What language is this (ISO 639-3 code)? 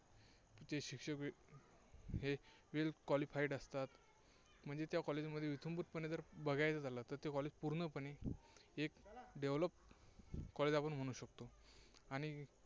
mar